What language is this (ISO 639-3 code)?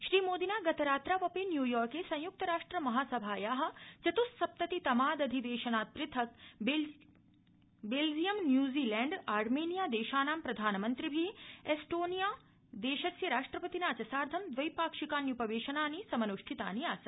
san